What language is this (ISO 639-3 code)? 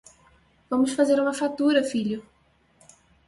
por